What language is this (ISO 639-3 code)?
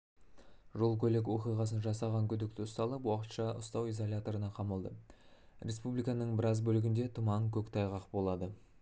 kaz